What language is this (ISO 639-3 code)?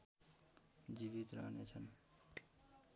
nep